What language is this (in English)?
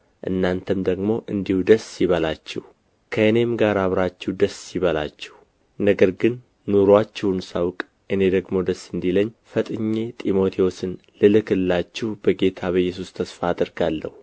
Amharic